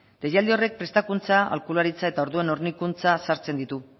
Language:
Basque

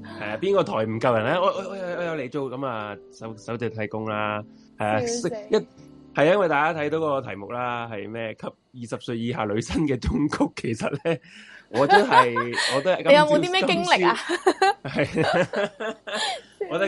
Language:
Chinese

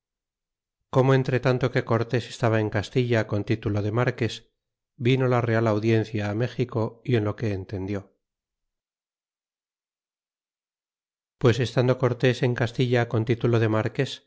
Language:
Spanish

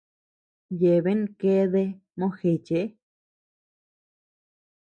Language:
Tepeuxila Cuicatec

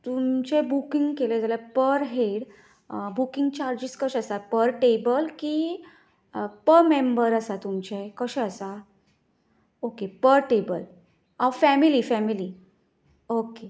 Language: Konkani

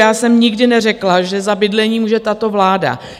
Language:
Czech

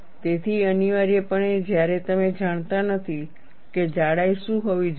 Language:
Gujarati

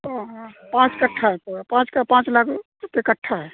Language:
Urdu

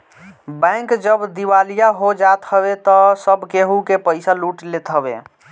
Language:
Bhojpuri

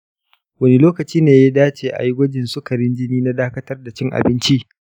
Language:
Hausa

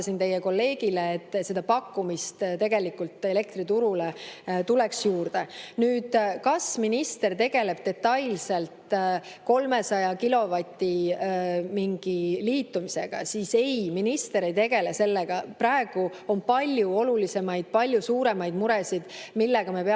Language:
Estonian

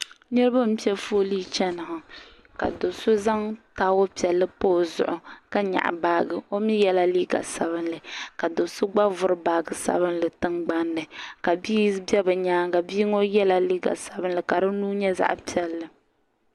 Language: Dagbani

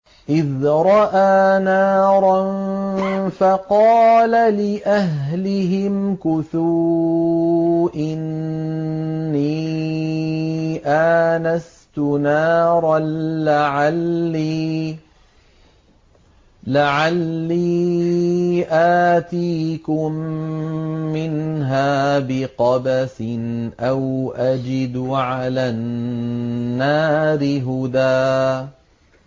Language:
Arabic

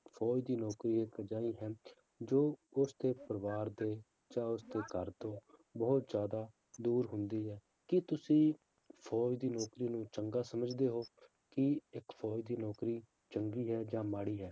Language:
Punjabi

